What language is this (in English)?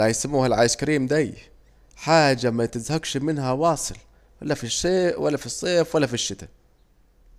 Saidi Arabic